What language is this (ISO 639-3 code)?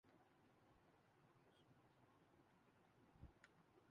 urd